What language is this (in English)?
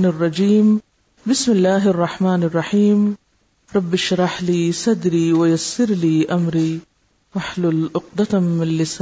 Urdu